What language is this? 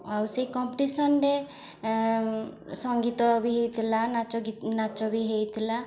Odia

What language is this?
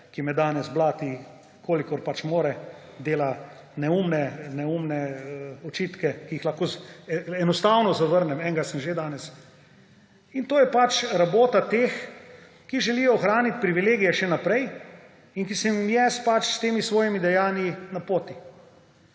Slovenian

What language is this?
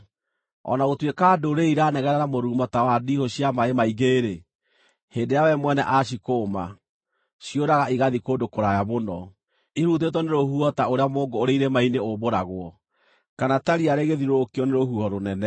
Kikuyu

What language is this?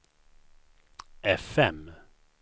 Swedish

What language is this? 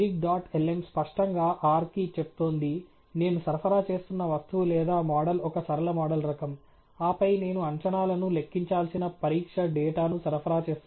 Telugu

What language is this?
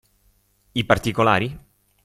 Italian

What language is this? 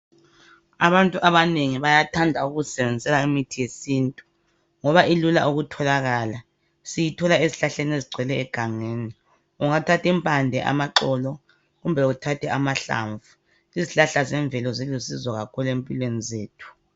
North Ndebele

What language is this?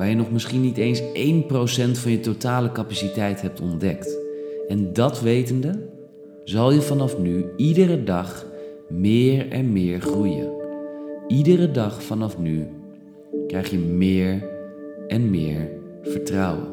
Dutch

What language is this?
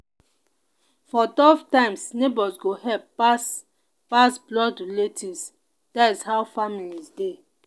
Nigerian Pidgin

